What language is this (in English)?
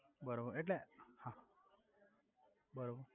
Gujarati